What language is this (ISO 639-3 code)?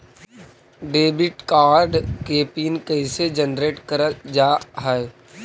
mag